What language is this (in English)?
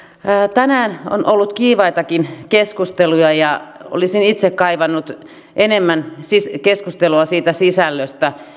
Finnish